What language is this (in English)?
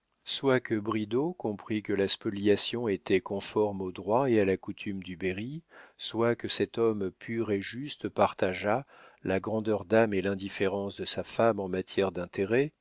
French